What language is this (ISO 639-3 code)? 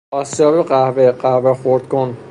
fas